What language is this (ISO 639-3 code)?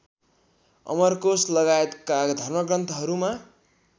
nep